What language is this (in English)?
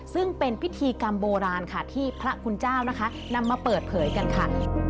Thai